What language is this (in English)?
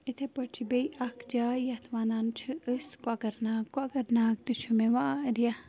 Kashmiri